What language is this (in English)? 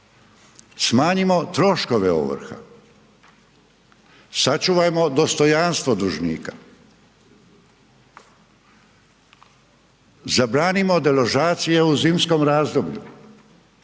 Croatian